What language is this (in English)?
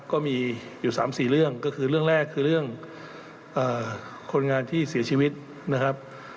Thai